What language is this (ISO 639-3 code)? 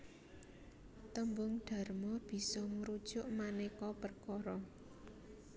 jav